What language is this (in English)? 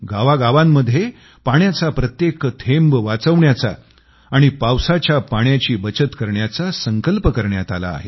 Marathi